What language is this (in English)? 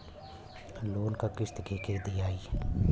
Bhojpuri